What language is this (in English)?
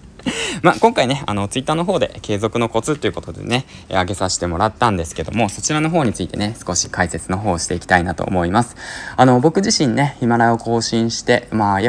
Japanese